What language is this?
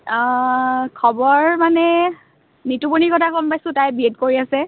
Assamese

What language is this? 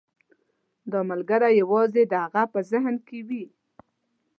Pashto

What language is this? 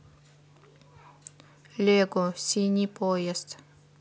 Russian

